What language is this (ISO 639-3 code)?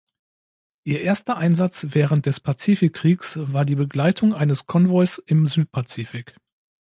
deu